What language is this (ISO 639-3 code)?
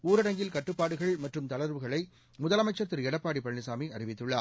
tam